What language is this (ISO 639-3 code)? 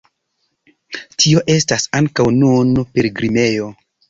epo